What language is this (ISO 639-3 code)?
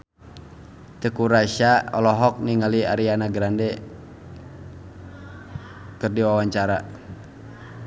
sun